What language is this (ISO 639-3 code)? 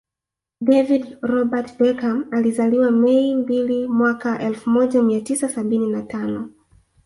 swa